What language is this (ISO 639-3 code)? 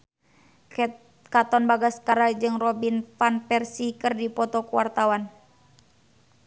sun